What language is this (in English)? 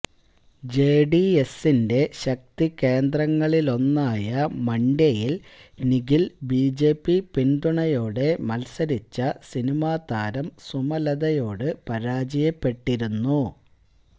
Malayalam